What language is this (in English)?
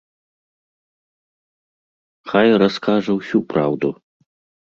Belarusian